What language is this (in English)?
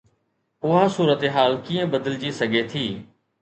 Sindhi